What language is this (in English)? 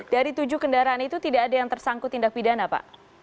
Indonesian